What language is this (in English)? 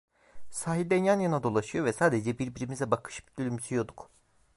Turkish